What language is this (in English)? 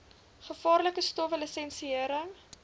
Afrikaans